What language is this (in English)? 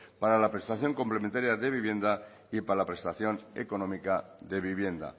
Spanish